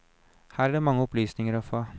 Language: Norwegian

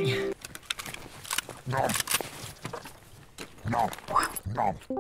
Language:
Korean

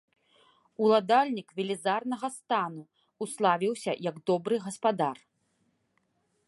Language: Belarusian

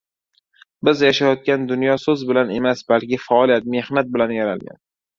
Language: Uzbek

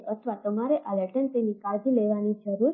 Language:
Gujarati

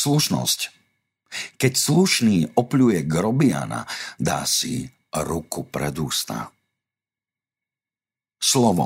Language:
Slovak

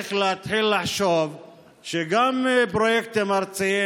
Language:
Hebrew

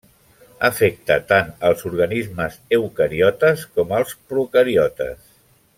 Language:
Catalan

